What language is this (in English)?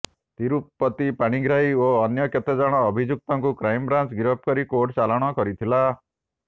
Odia